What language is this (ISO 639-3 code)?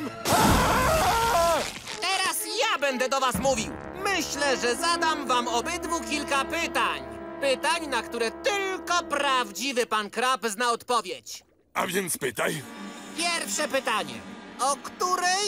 pol